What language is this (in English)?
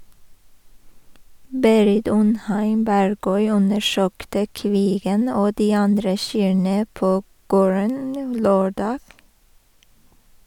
Norwegian